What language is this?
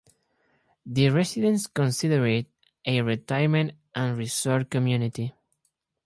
English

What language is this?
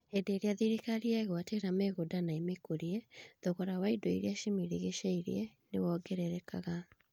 Kikuyu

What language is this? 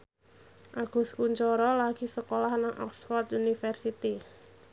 Javanese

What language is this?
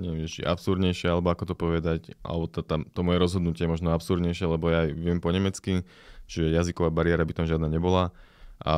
Slovak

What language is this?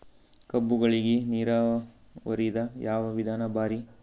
Kannada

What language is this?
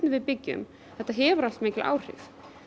Icelandic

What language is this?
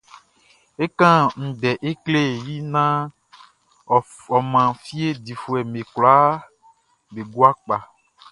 Baoulé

